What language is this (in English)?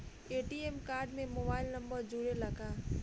Bhojpuri